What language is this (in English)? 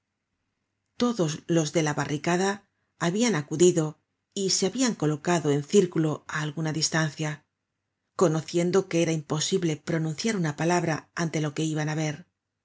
Spanish